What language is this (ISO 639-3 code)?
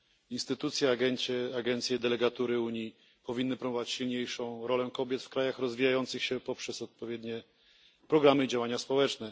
pol